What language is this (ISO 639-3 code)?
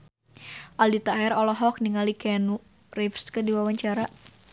sun